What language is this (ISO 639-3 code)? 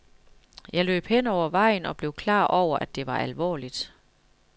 dan